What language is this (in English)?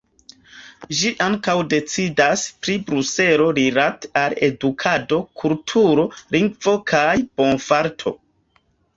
Esperanto